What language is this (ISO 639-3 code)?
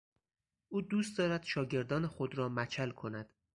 fas